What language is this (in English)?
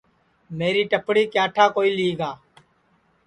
Sansi